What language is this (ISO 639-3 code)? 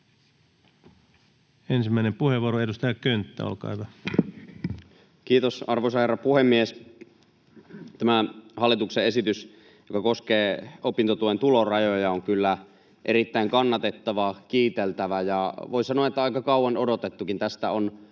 fin